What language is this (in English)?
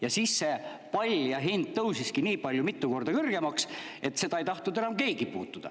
Estonian